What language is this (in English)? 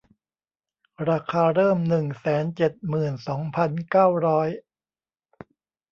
Thai